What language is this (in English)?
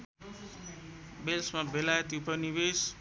Nepali